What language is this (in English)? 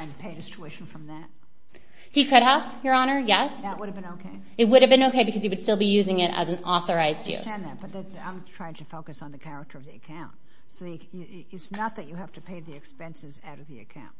English